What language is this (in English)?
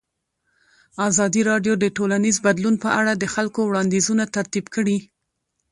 Pashto